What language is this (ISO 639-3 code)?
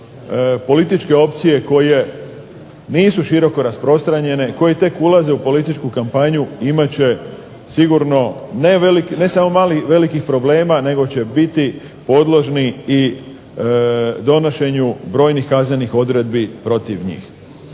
hrv